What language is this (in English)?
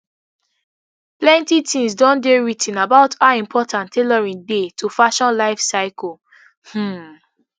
Nigerian Pidgin